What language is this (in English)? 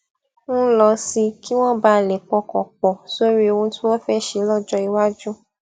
Yoruba